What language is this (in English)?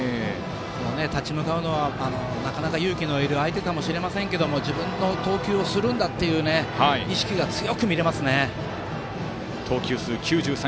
Japanese